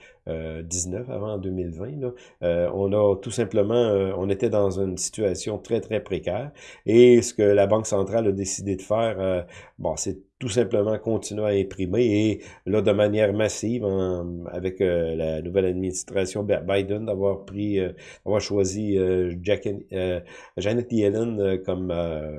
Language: French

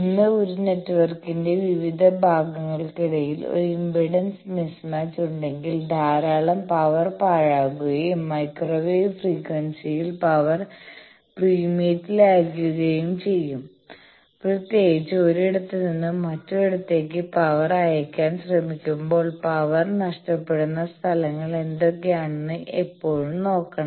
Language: Malayalam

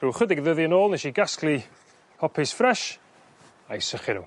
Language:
Welsh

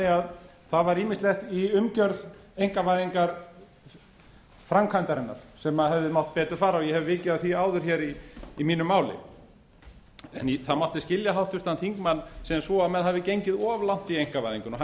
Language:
Icelandic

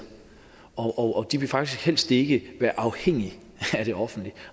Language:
Danish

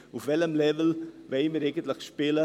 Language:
Swiss German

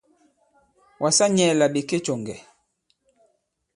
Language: Bankon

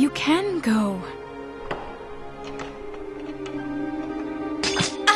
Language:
Indonesian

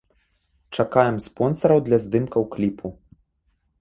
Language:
Belarusian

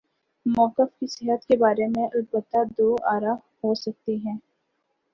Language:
Urdu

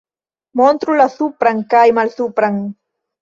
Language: Esperanto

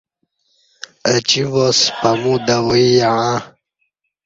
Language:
Kati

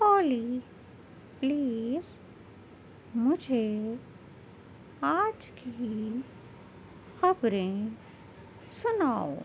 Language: Urdu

